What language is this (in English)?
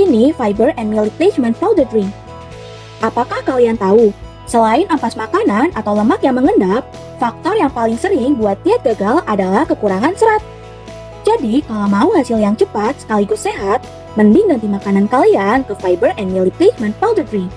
Indonesian